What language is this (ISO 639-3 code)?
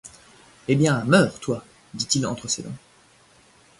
fra